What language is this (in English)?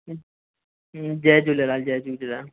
Sindhi